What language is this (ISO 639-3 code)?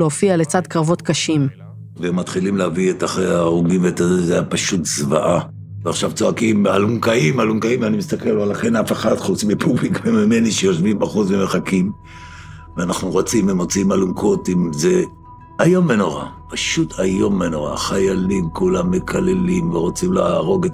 heb